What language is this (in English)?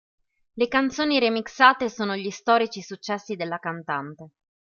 Italian